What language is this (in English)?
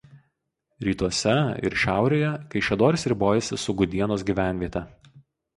Lithuanian